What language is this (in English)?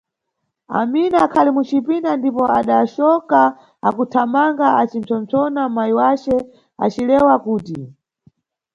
Nyungwe